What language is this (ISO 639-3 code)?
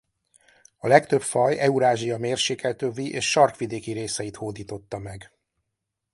hun